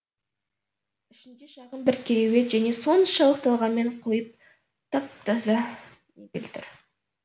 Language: Kazakh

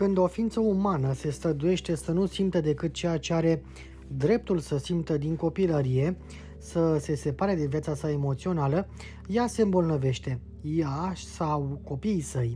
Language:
Romanian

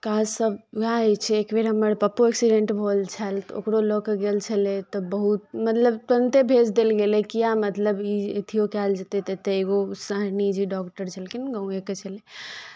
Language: Maithili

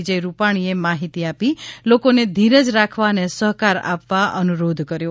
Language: Gujarati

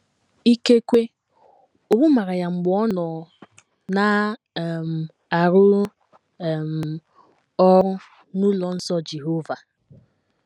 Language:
Igbo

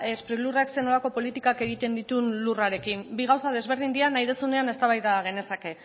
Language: Basque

